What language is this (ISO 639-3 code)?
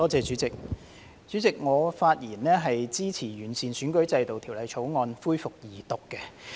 yue